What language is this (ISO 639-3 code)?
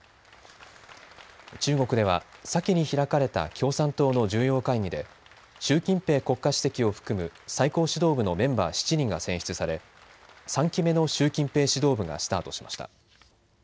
jpn